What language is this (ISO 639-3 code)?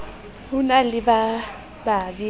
sot